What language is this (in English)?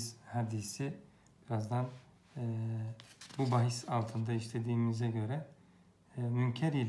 Turkish